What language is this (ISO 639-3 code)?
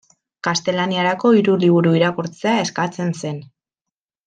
eus